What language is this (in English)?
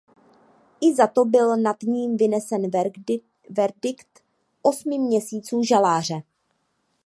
Czech